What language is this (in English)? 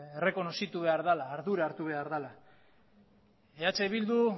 Basque